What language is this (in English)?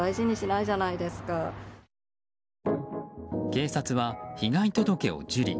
Japanese